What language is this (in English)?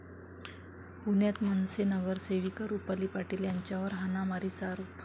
Marathi